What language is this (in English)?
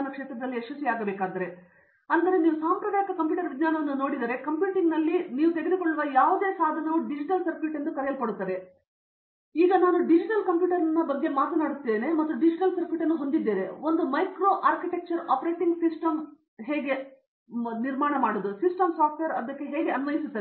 Kannada